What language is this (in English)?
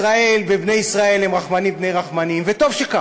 Hebrew